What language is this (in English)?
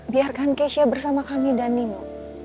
Indonesian